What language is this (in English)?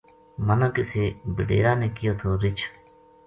Gujari